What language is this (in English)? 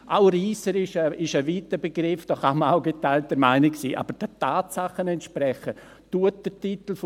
Swiss German